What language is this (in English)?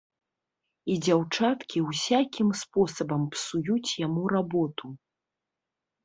Belarusian